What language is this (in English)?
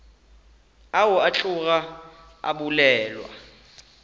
Northern Sotho